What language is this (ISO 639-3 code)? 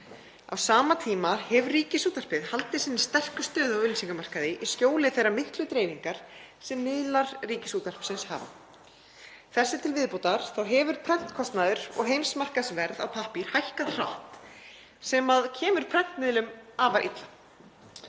isl